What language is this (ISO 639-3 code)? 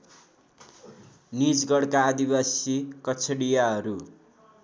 nep